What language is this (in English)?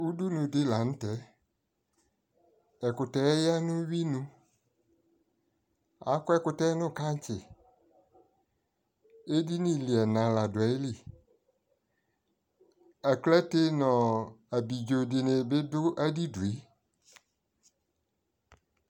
Ikposo